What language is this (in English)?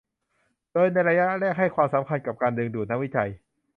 Thai